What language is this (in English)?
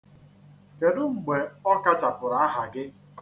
Igbo